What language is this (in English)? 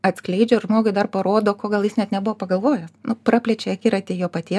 Lithuanian